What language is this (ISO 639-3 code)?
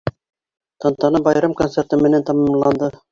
bak